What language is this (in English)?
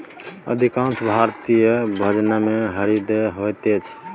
Maithili